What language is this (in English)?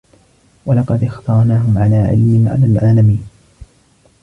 Arabic